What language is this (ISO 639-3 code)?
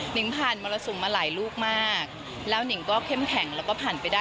tha